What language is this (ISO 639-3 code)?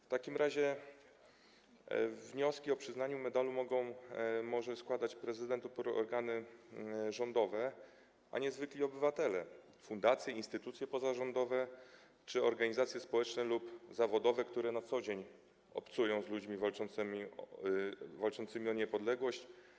pol